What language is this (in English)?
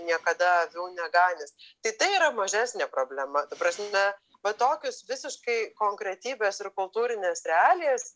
Lithuanian